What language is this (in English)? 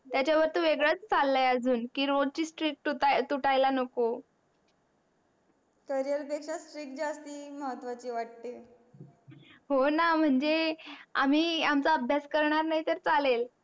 Marathi